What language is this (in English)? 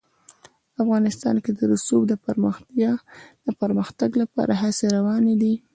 Pashto